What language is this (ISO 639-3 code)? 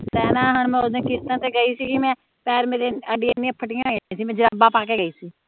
pan